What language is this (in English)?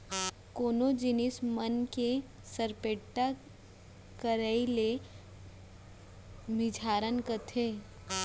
Chhattisgarhi